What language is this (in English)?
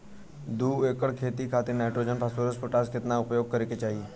Bhojpuri